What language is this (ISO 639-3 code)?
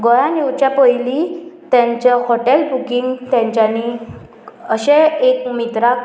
kok